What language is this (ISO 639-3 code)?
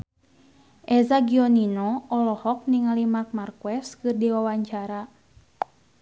sun